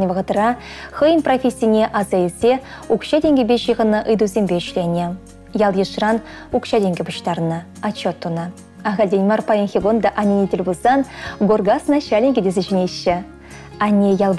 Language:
Russian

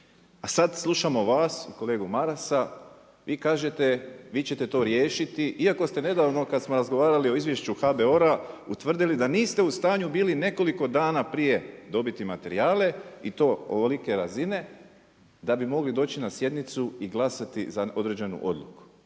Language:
Croatian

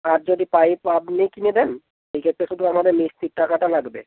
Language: Bangla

